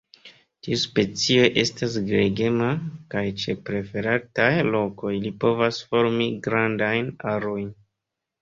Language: Esperanto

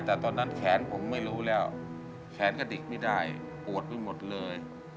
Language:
Thai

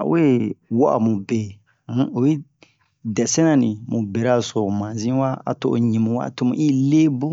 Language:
Bomu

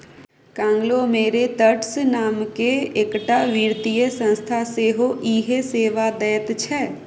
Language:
Maithili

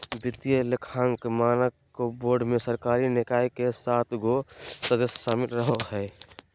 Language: Magahi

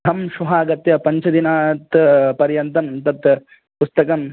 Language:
Sanskrit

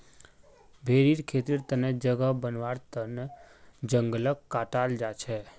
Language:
Magahi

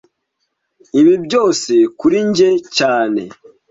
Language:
Kinyarwanda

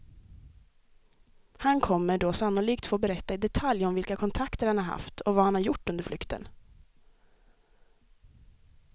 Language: Swedish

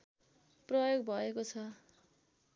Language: Nepali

